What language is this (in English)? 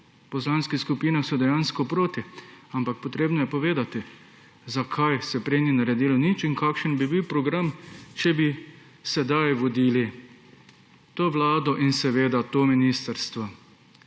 Slovenian